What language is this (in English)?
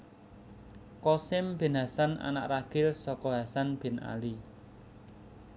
Javanese